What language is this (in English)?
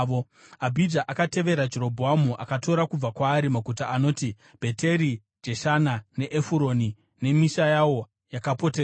Shona